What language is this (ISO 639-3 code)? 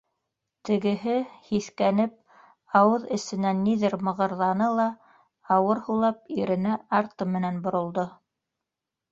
bak